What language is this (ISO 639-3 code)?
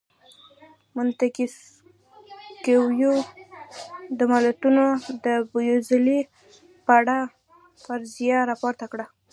pus